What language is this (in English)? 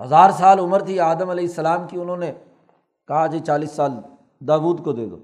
Urdu